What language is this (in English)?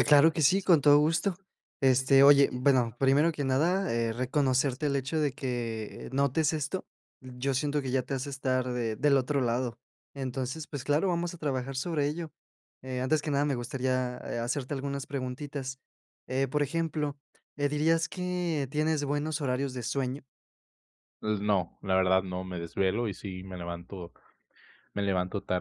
Spanish